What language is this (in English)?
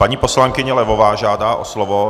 Czech